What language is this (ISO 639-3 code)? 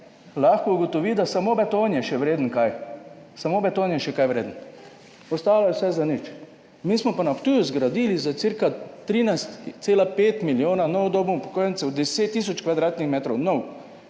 slv